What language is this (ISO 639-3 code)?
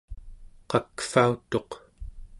esu